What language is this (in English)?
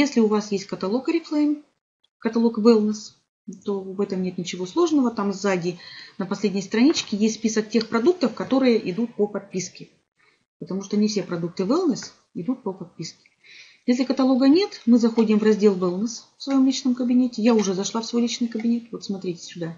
Russian